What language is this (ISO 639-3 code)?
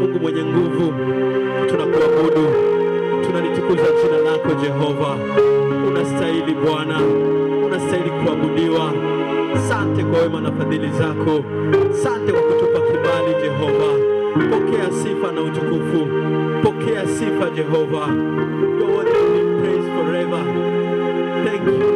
ind